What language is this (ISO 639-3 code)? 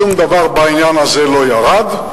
heb